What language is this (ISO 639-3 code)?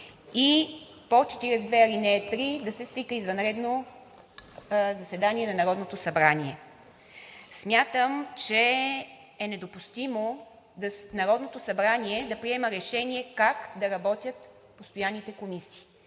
bul